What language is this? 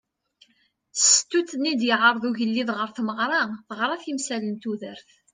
Kabyle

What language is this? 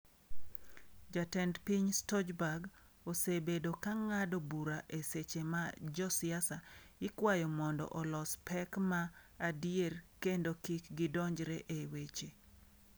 Luo (Kenya and Tanzania)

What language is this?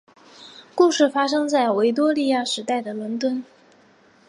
Chinese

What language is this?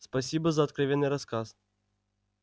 Russian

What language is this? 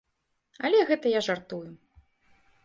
Belarusian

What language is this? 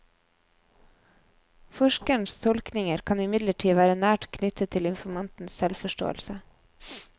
Norwegian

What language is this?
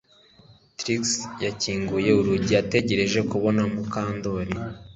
Kinyarwanda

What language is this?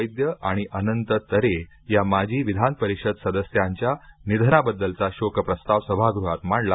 Marathi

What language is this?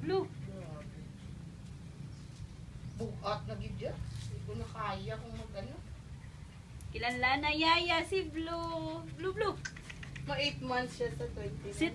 Hebrew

